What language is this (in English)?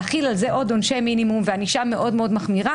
Hebrew